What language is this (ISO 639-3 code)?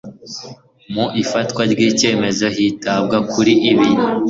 kin